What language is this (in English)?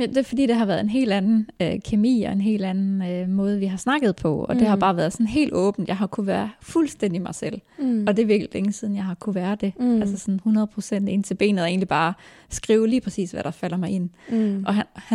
Danish